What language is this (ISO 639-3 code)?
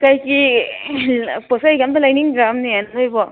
mni